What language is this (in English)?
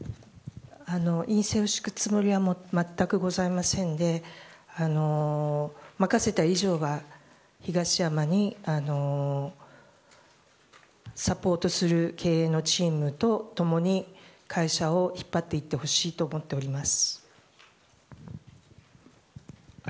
Japanese